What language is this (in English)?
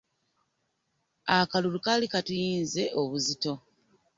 Ganda